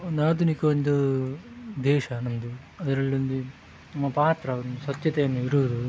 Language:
Kannada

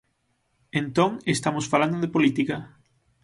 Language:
Galician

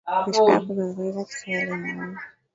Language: Swahili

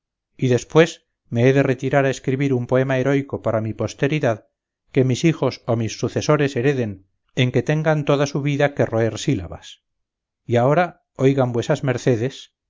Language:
Spanish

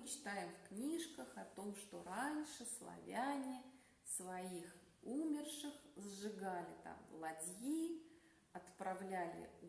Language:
Russian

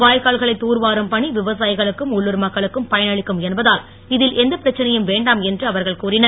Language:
Tamil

